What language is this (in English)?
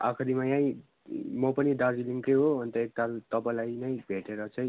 Nepali